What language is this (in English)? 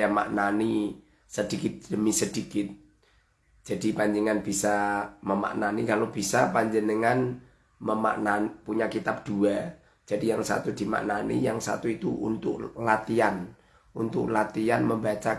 Indonesian